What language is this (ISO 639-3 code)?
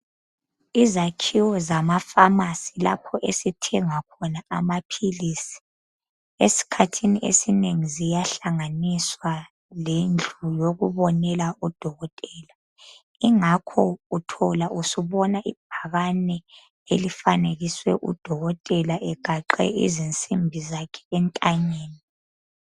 nde